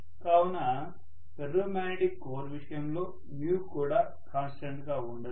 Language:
Telugu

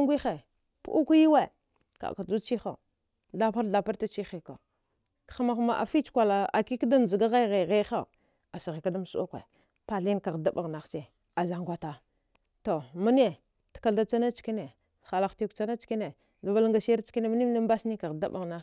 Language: Dghwede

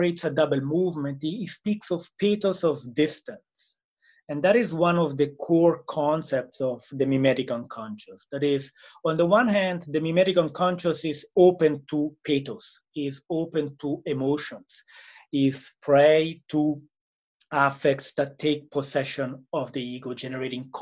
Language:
English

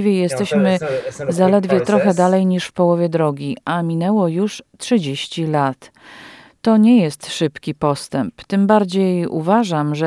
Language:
Polish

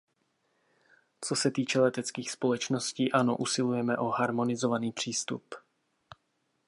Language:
Czech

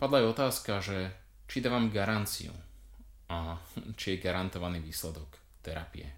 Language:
Slovak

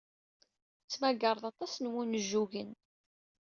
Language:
Kabyle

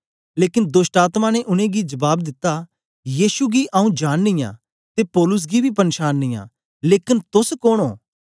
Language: Dogri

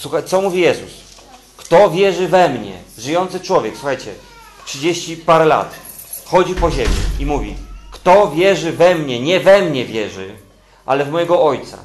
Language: Polish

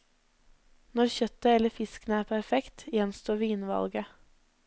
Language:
Norwegian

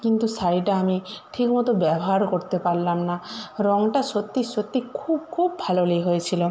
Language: Bangla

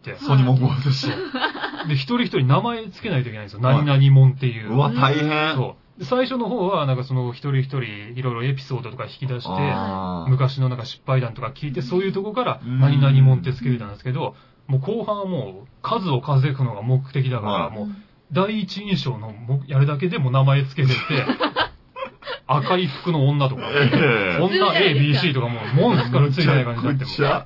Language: Japanese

